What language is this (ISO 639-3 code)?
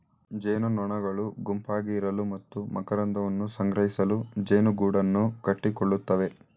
kan